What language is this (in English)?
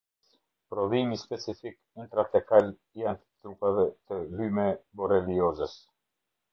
Albanian